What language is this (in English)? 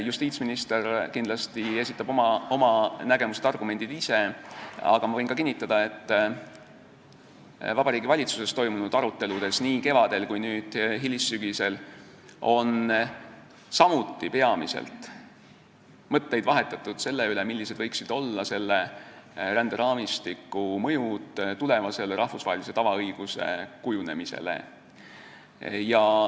Estonian